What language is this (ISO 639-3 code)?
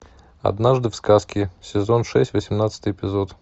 rus